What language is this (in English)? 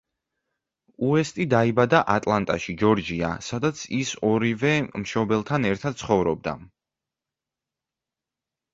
Georgian